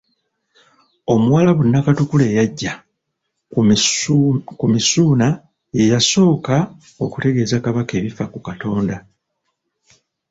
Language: Ganda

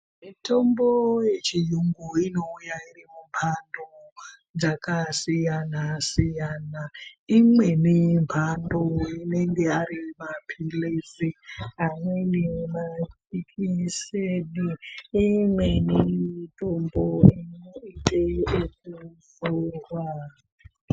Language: Ndau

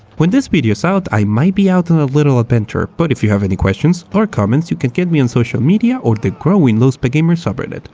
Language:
English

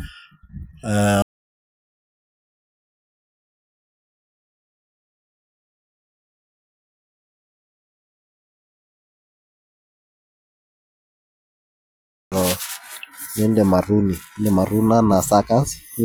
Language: Masai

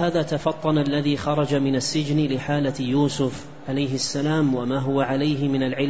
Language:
Arabic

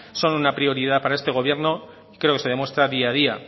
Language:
Spanish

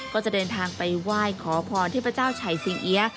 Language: Thai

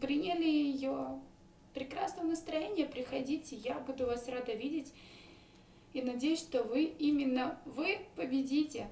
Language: Russian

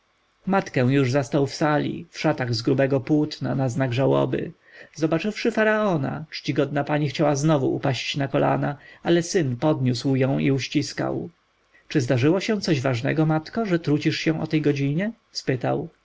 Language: Polish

